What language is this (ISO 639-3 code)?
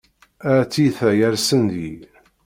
kab